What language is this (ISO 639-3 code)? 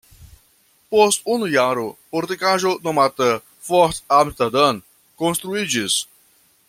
epo